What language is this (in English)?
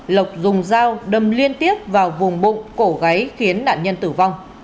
Vietnamese